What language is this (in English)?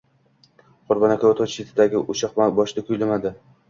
Uzbek